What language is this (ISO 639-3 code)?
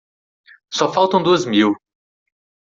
por